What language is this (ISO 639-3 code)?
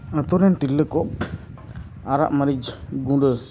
sat